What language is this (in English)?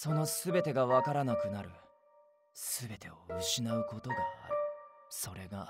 Japanese